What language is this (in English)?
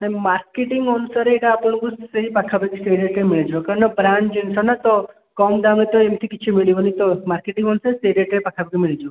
Odia